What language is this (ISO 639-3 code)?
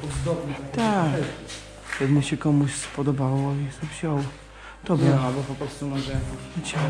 pol